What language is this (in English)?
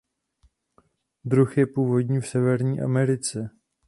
Czech